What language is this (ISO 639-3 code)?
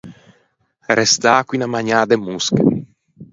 lij